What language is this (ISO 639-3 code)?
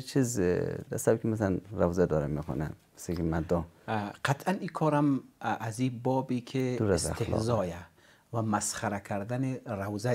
fas